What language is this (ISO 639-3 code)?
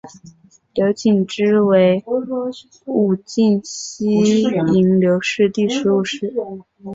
zho